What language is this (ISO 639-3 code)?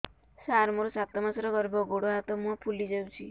ori